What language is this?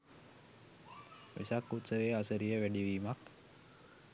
Sinhala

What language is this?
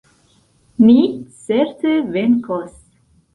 Esperanto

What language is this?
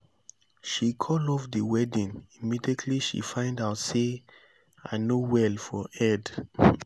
Nigerian Pidgin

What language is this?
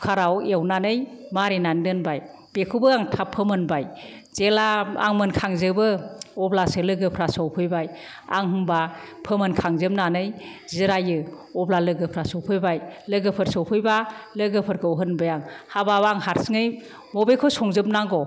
Bodo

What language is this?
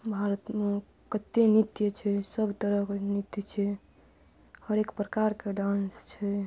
Maithili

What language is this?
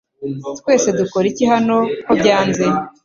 Kinyarwanda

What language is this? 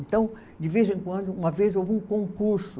Portuguese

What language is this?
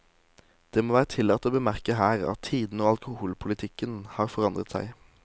Norwegian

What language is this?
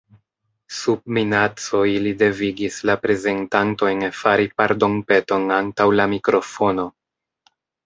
Esperanto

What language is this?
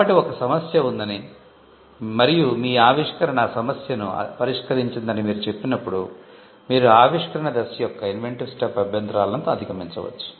Telugu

